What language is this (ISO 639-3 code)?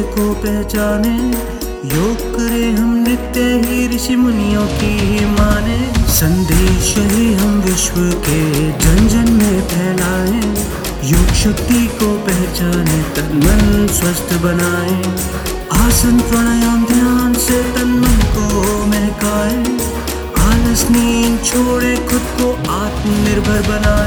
kan